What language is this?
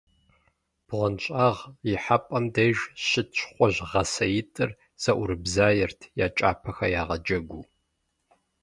Kabardian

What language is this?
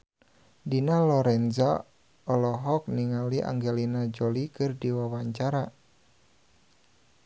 Sundanese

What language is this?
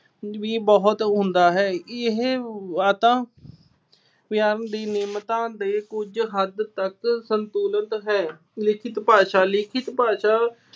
Punjabi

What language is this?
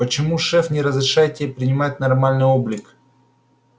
Russian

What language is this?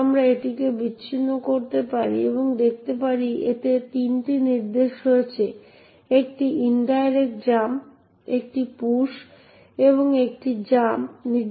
Bangla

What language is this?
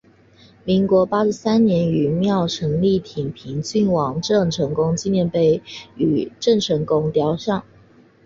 Chinese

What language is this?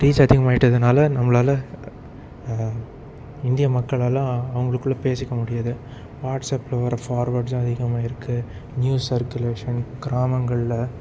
Tamil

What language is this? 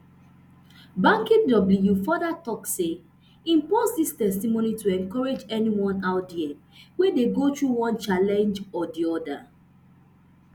Nigerian Pidgin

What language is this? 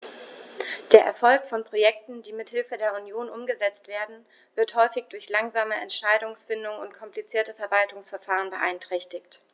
German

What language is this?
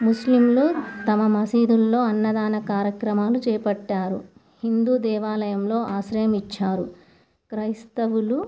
Telugu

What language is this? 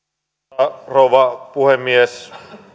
Finnish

